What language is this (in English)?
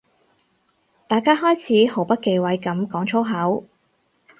Cantonese